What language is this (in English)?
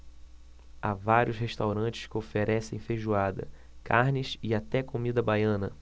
Portuguese